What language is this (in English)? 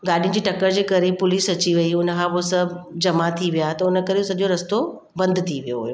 Sindhi